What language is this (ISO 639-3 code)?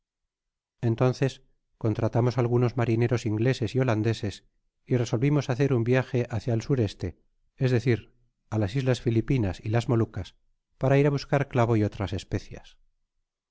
spa